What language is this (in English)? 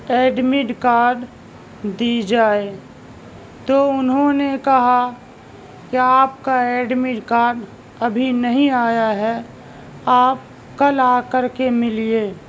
Urdu